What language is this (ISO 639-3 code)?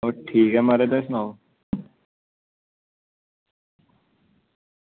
doi